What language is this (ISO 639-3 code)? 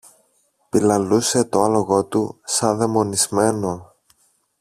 ell